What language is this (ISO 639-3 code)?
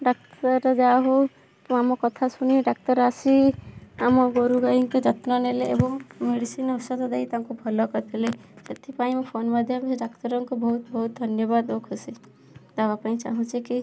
ori